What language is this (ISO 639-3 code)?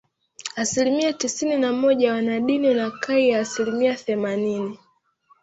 swa